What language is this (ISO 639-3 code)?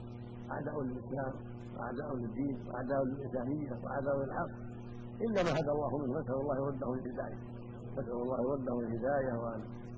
ara